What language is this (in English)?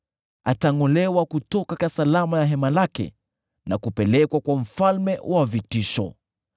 Swahili